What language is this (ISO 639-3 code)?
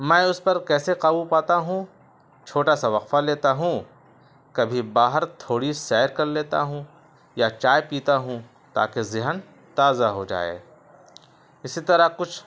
urd